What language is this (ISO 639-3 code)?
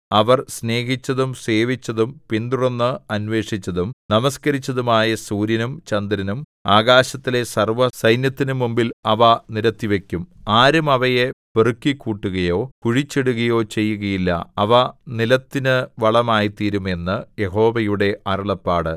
mal